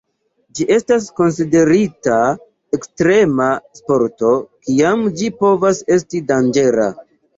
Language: Esperanto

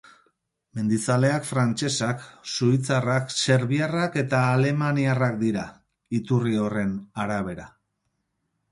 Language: Basque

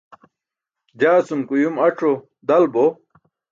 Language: Burushaski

